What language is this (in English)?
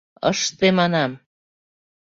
Mari